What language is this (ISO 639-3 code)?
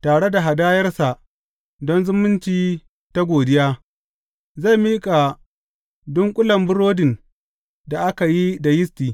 hau